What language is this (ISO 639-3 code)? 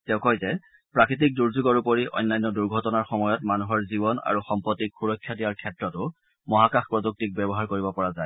asm